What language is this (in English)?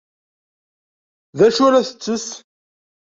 Kabyle